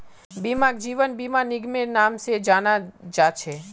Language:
Magahi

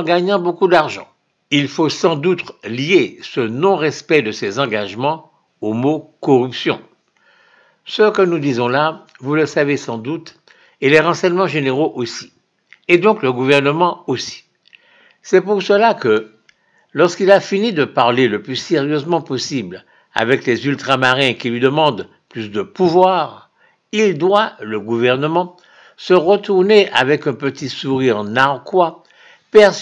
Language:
French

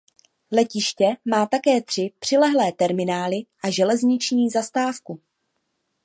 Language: Czech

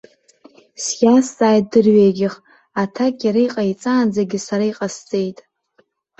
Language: Abkhazian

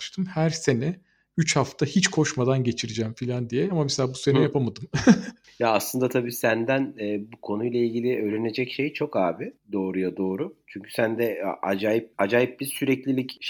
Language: Turkish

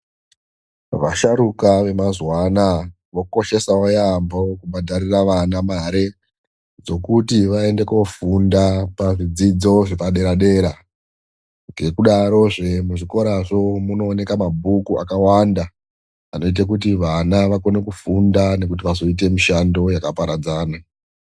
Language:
Ndau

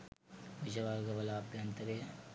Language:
Sinhala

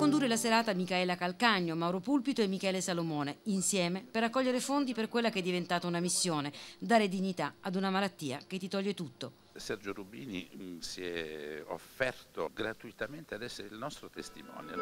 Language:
Italian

